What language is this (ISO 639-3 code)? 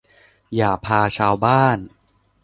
tha